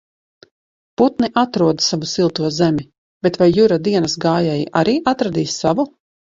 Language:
Latvian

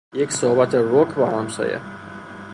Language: Persian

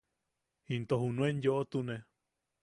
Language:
Yaqui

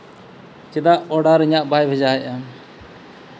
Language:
Santali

